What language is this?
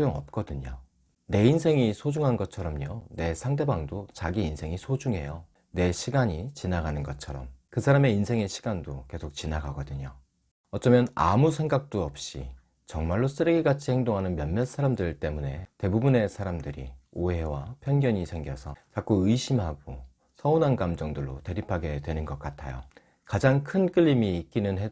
Korean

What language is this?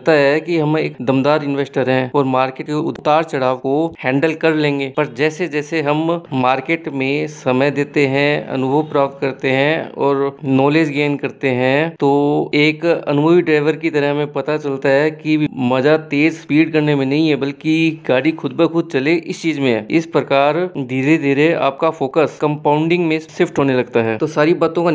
Hindi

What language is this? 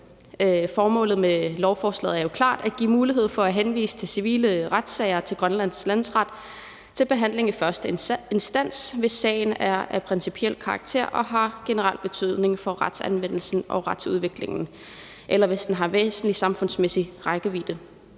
Danish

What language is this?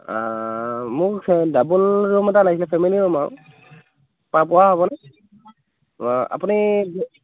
Assamese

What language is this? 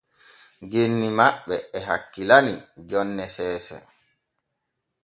Borgu Fulfulde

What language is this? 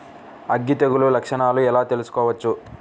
Telugu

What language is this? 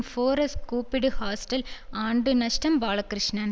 Tamil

